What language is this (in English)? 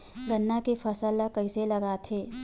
Chhattisgarhi